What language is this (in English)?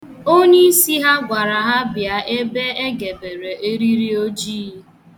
Igbo